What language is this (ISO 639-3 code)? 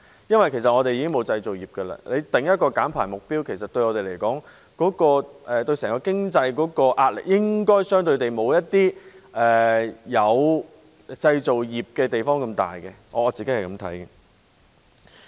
yue